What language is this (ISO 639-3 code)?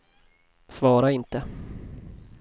swe